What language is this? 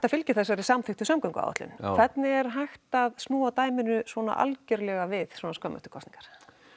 Icelandic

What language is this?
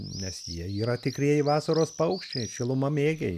Lithuanian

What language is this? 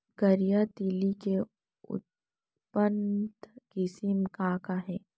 Chhattisgarhi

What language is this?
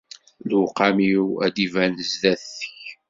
Kabyle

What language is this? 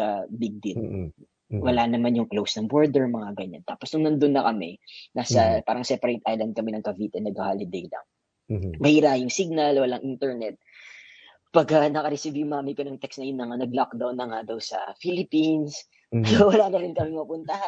Filipino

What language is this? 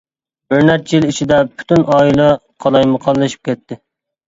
Uyghur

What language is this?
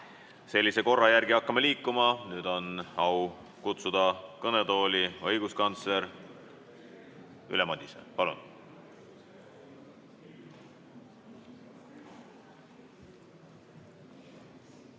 Estonian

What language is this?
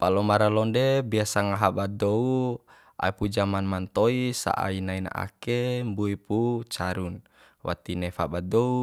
Bima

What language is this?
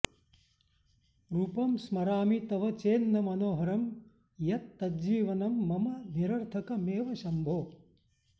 Sanskrit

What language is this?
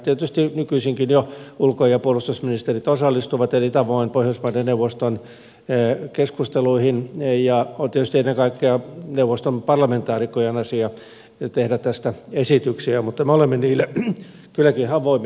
Finnish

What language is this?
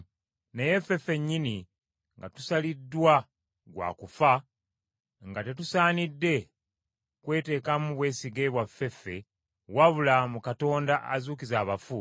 Ganda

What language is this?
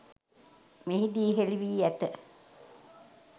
Sinhala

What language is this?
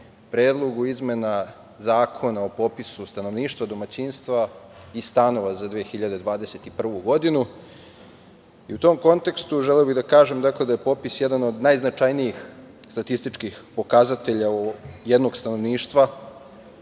Serbian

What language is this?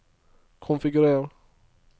Norwegian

